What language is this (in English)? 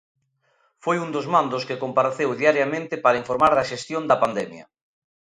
Galician